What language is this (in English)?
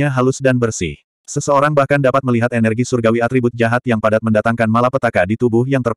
Indonesian